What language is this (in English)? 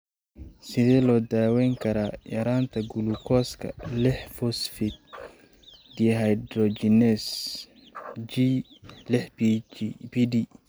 Somali